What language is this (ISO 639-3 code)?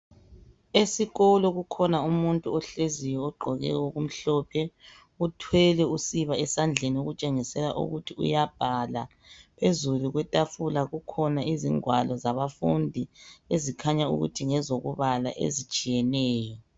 nde